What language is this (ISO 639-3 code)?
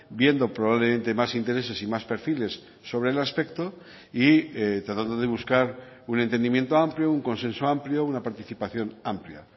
spa